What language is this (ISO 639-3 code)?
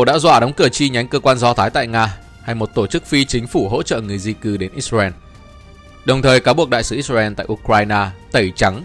vie